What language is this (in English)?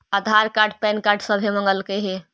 Magahi